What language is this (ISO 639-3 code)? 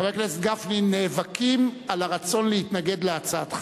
heb